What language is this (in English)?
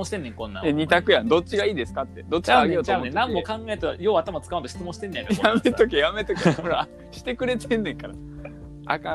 Japanese